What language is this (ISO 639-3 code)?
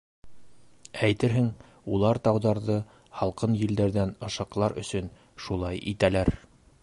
bak